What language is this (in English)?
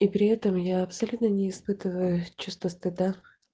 Russian